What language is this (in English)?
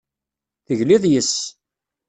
Kabyle